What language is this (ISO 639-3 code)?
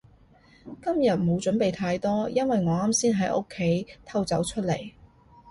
yue